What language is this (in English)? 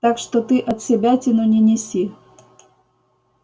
Russian